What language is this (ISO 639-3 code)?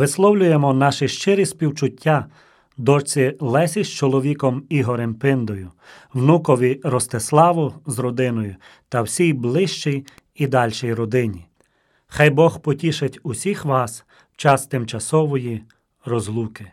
ukr